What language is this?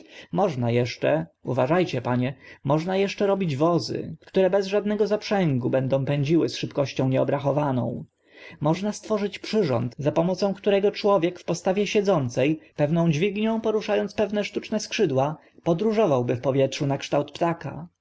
Polish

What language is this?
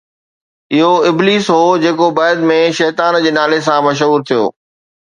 Sindhi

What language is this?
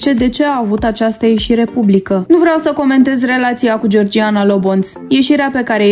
Romanian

